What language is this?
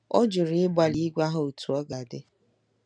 Igbo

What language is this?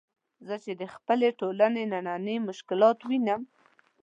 Pashto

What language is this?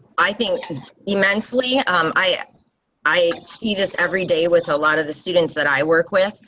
English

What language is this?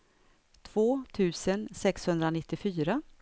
Swedish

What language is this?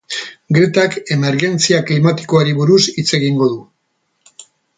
Basque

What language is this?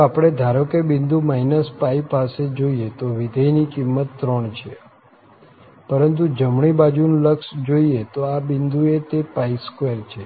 Gujarati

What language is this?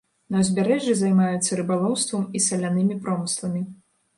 Belarusian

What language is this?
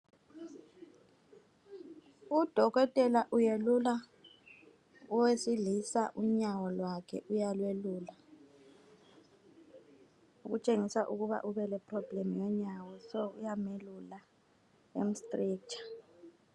North Ndebele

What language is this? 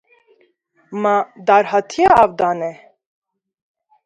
Kurdish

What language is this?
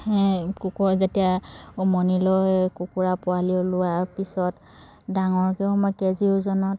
Assamese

